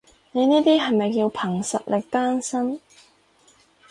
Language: Cantonese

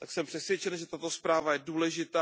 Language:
Czech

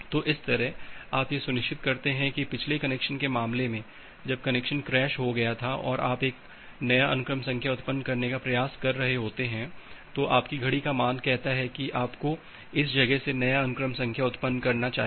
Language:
Hindi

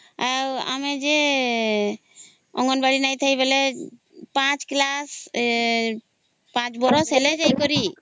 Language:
Odia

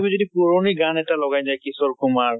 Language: Assamese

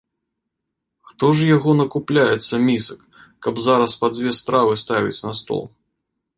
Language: Belarusian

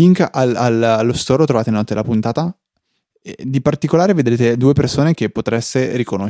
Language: Italian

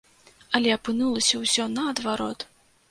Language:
Belarusian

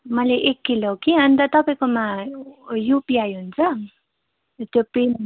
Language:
Nepali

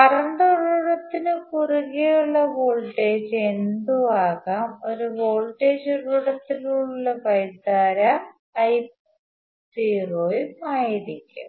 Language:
Malayalam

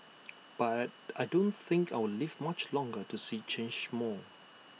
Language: English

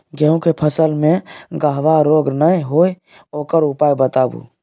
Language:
Maithili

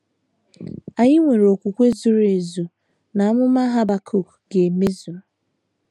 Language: Igbo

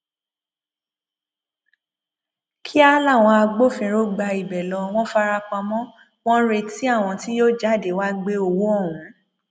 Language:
Yoruba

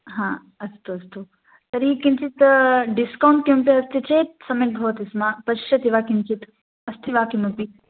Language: Sanskrit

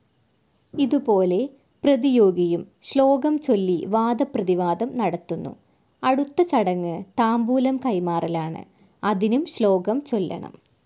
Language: Malayalam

